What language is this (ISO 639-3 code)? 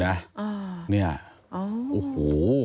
tha